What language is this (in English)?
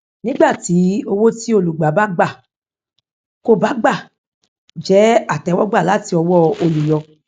Yoruba